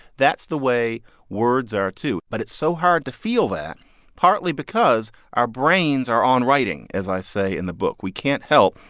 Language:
English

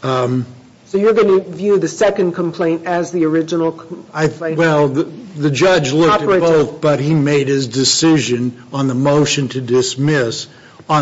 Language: English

